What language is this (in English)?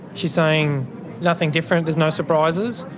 English